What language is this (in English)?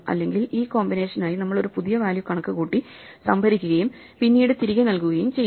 Malayalam